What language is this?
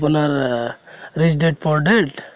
Assamese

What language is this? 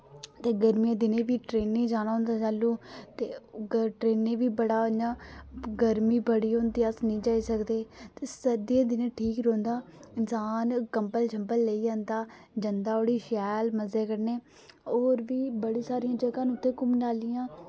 Dogri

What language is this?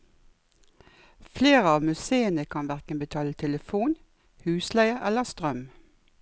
Norwegian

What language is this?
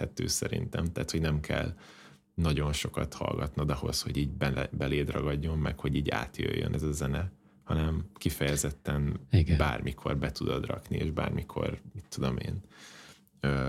Hungarian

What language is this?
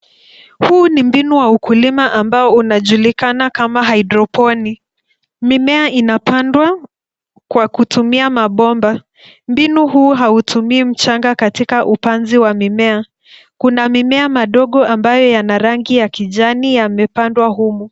Swahili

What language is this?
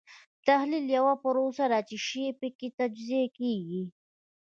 Pashto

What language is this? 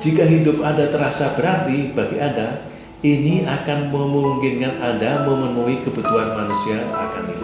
Indonesian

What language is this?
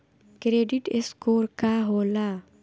Bhojpuri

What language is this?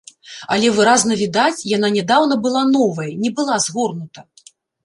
Belarusian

